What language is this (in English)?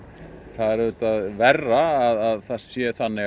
Icelandic